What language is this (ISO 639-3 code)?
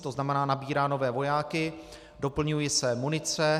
ces